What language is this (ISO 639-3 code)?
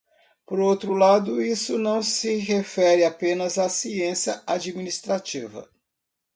por